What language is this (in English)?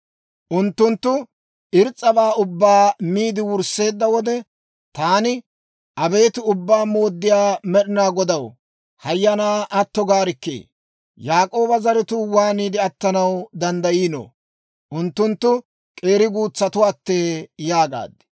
Dawro